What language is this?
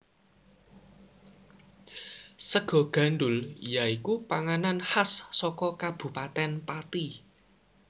Javanese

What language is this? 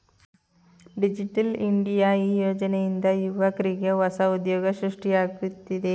Kannada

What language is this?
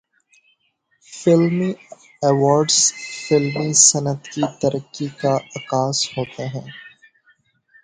Urdu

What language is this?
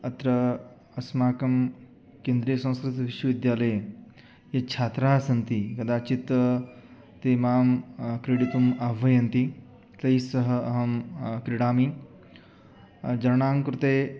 Sanskrit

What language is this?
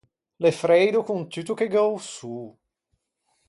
Ligurian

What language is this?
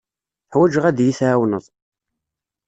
Kabyle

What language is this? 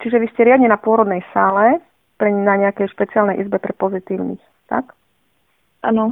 Slovak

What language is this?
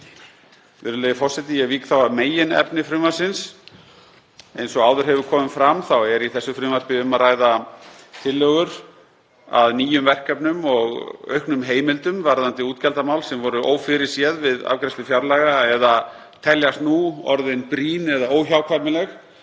Icelandic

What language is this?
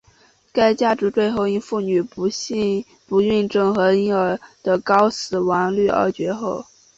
Chinese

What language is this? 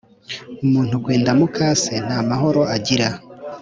Kinyarwanda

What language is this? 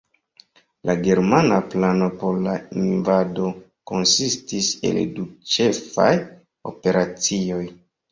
Esperanto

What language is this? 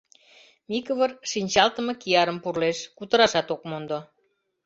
Mari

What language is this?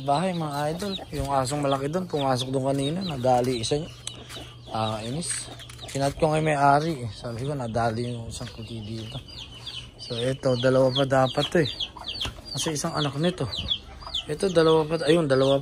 Filipino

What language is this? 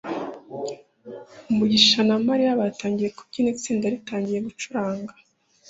Kinyarwanda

